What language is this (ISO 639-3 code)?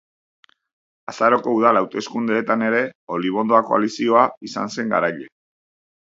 eus